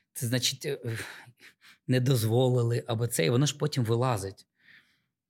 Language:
Ukrainian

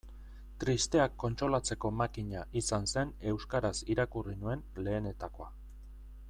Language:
Basque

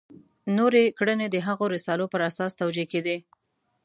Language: Pashto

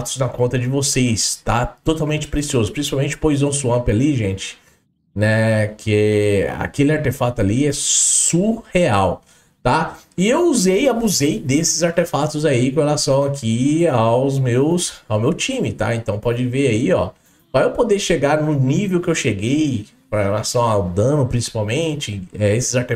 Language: Portuguese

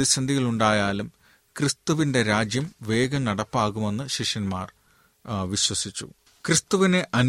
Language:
Malayalam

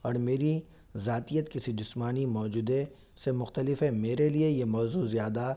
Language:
Urdu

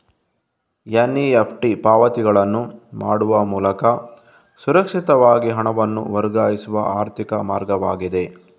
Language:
Kannada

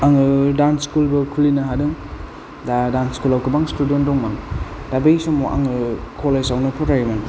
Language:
Bodo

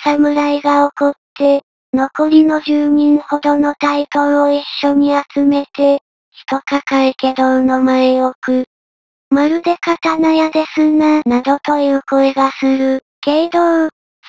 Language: Japanese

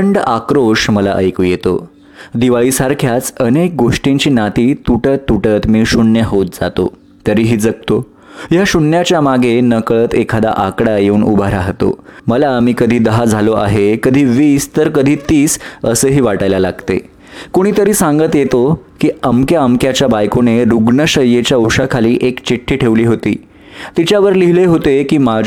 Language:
Marathi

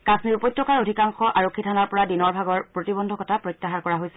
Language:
Assamese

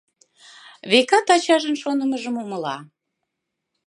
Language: Mari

